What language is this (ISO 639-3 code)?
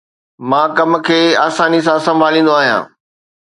snd